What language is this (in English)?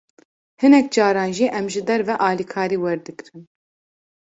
Kurdish